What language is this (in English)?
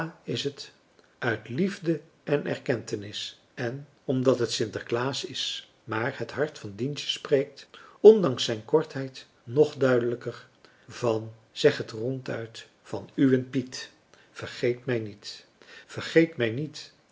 Dutch